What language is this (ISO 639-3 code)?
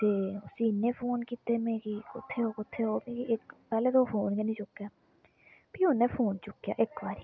doi